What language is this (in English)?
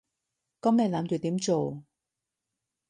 Cantonese